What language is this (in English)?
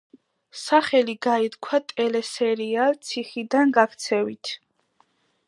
Georgian